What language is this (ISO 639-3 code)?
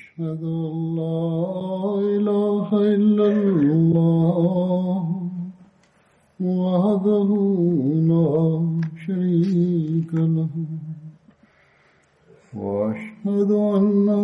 mal